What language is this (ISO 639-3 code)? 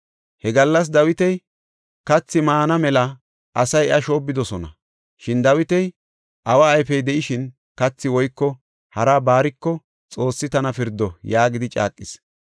gof